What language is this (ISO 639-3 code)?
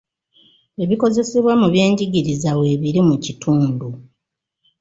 lug